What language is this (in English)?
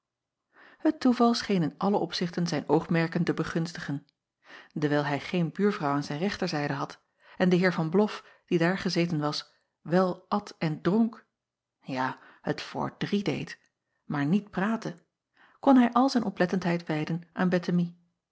Dutch